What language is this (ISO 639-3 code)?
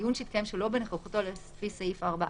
heb